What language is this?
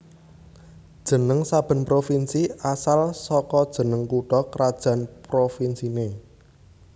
Javanese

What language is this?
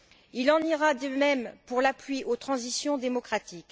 French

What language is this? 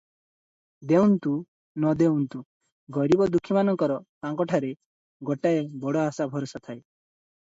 Odia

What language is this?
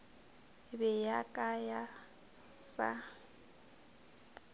Northern Sotho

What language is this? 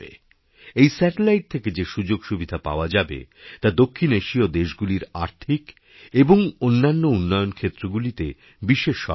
Bangla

